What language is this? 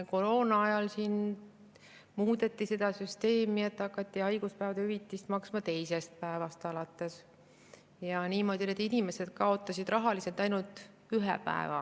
Estonian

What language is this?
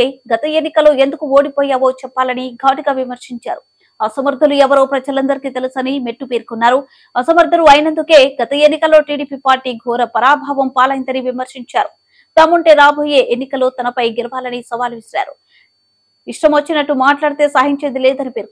Telugu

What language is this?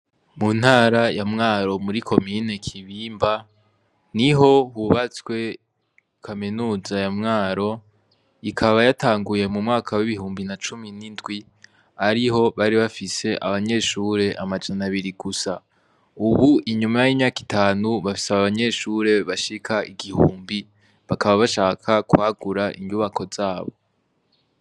Rundi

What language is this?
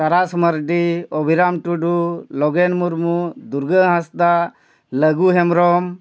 Santali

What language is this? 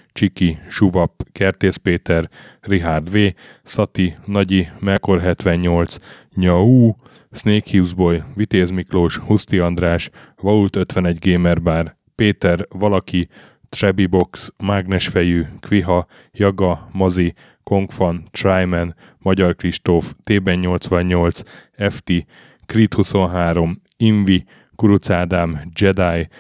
Hungarian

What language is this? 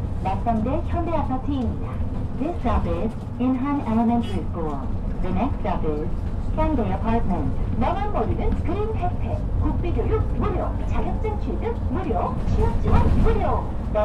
Korean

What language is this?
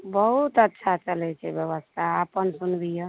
Maithili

